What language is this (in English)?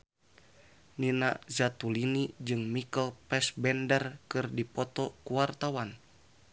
Sundanese